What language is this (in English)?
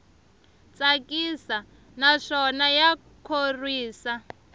Tsonga